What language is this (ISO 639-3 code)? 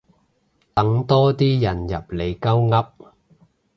yue